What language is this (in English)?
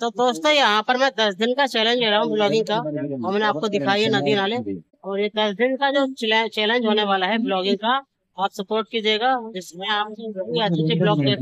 Hindi